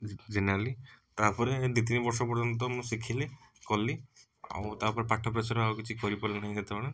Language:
Odia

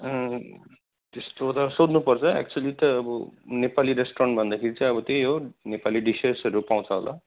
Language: Nepali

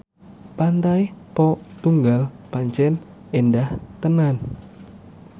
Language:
Javanese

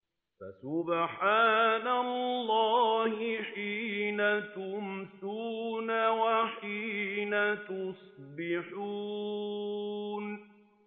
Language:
Arabic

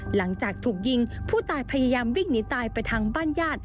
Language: Thai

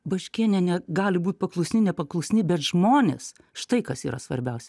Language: Lithuanian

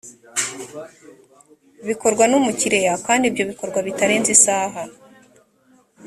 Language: Kinyarwanda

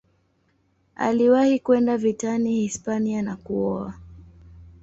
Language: Swahili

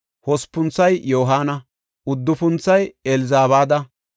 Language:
Gofa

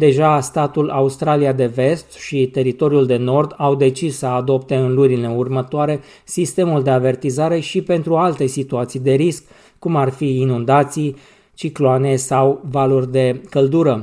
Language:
Romanian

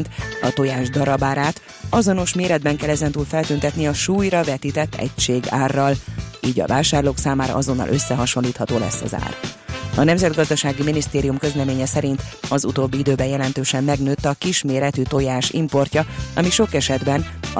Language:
Hungarian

